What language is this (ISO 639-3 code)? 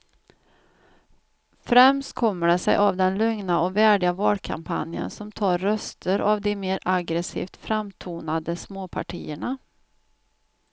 swe